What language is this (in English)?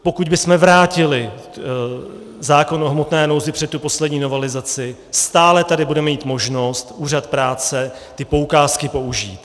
Czech